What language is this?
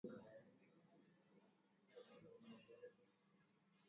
Swahili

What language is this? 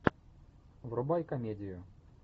Russian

